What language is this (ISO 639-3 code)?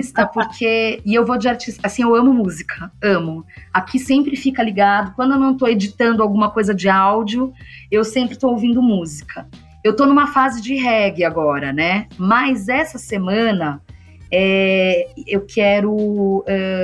por